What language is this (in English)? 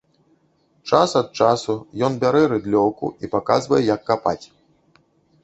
Belarusian